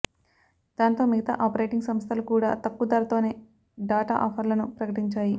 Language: Telugu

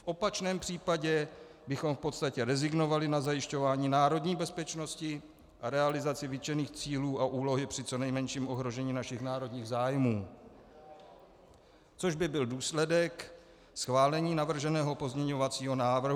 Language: Czech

